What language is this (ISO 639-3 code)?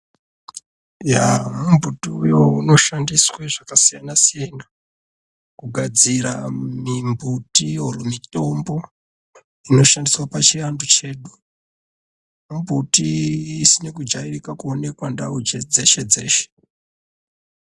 ndc